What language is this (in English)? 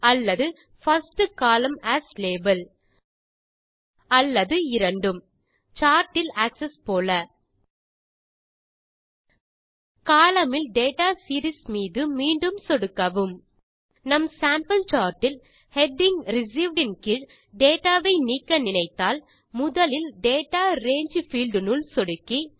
Tamil